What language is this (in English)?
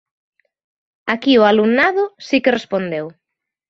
Galician